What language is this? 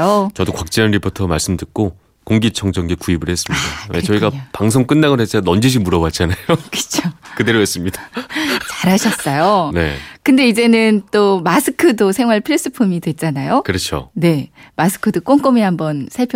Korean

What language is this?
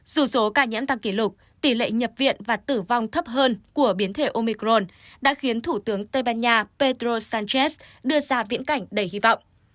Vietnamese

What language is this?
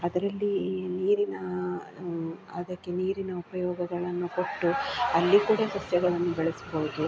Kannada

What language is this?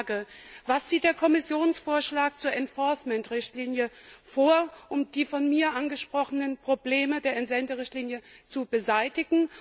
German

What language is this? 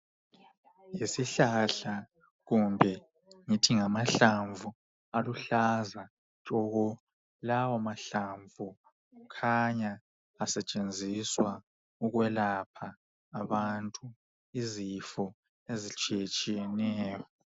North Ndebele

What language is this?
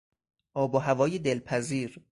Persian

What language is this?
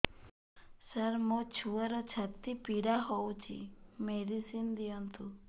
Odia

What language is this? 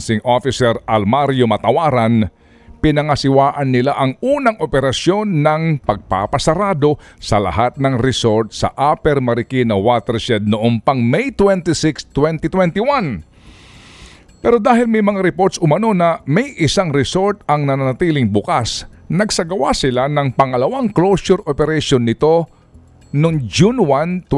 Filipino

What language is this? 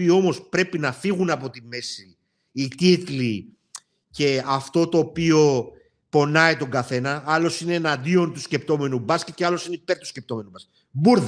Greek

